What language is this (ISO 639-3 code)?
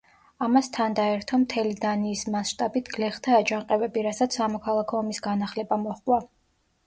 kat